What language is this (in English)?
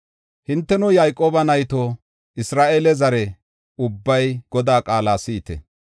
Gofa